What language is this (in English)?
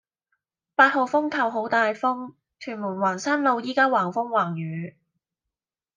Cantonese